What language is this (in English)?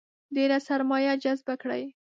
Pashto